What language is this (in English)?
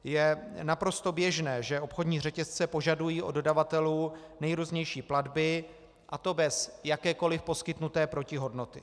Czech